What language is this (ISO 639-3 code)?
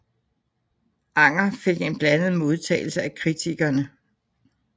dan